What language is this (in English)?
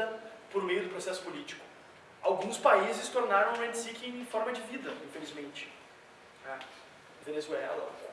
Portuguese